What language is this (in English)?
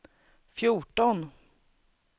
Swedish